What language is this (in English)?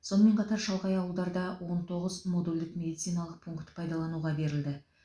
Kazakh